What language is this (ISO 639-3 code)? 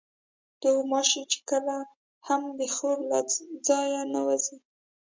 pus